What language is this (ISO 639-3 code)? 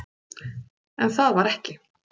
isl